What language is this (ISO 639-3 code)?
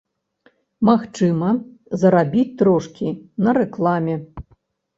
bel